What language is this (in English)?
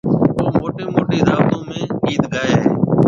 Marwari (Pakistan)